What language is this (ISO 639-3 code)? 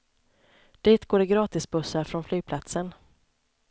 swe